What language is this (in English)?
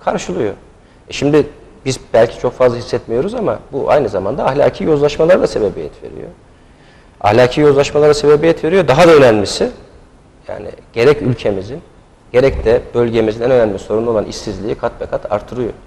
Turkish